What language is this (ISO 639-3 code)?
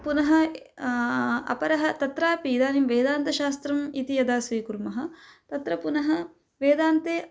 san